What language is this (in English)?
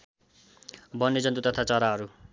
Nepali